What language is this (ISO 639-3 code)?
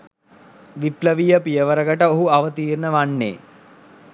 sin